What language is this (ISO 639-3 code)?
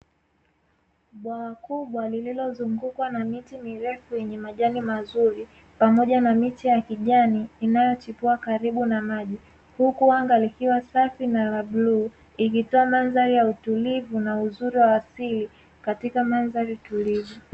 swa